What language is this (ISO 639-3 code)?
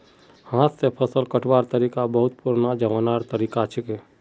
mag